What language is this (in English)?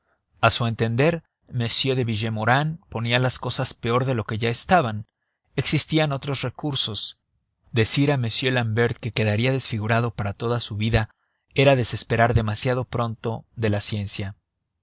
Spanish